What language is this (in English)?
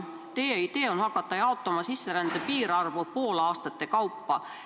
Estonian